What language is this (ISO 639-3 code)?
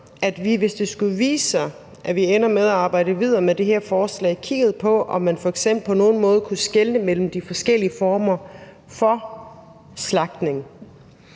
dan